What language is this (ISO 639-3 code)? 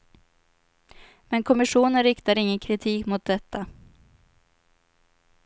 swe